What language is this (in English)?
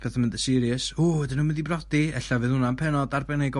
Welsh